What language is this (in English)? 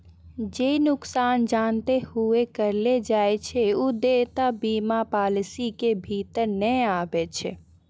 Maithili